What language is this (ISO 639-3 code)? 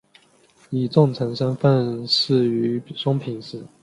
zho